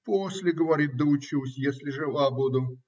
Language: Russian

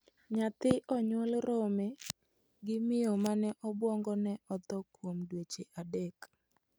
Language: Luo (Kenya and Tanzania)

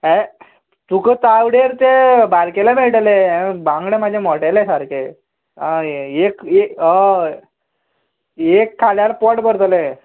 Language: Konkani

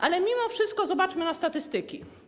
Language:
Polish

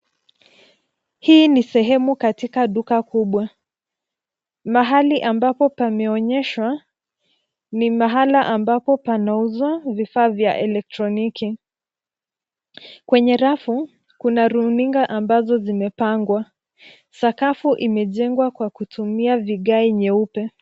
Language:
Swahili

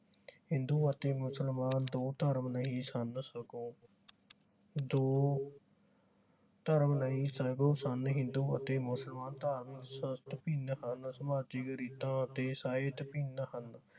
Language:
Punjabi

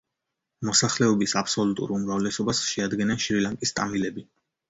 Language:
Georgian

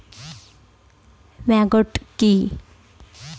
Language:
Bangla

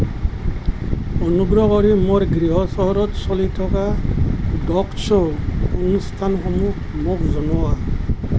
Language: Assamese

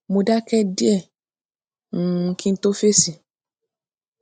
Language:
Yoruba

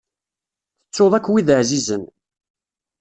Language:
Kabyle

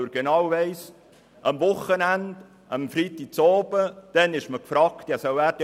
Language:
Swiss German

